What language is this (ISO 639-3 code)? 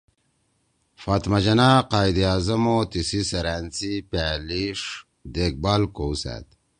trw